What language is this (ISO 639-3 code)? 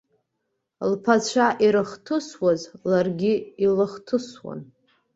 abk